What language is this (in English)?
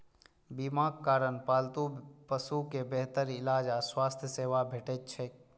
Maithili